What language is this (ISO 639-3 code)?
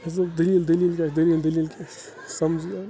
kas